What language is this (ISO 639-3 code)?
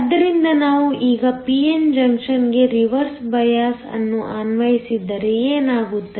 kan